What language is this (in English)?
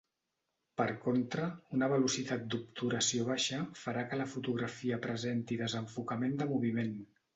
Catalan